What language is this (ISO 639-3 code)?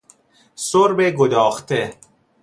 fas